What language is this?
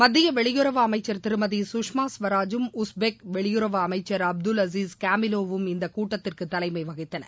Tamil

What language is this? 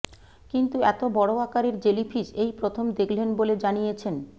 Bangla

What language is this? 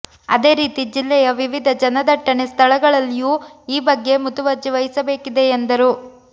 Kannada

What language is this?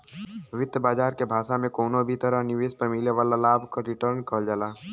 Bhojpuri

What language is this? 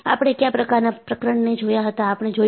Gujarati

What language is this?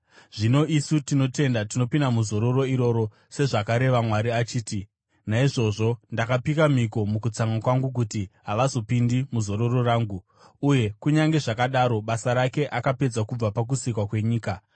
Shona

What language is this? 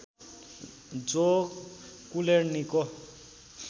Nepali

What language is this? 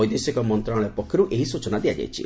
Odia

